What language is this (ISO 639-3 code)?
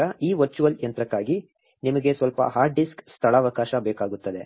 kan